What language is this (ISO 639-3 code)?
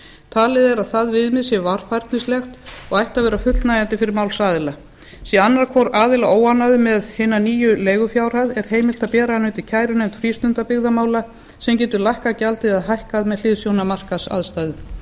isl